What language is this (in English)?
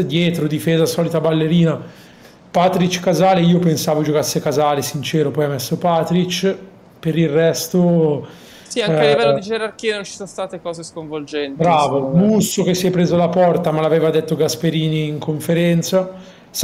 Italian